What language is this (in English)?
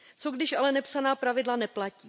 Czech